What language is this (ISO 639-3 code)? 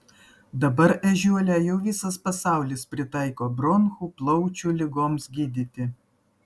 lit